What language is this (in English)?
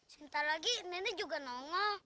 Indonesian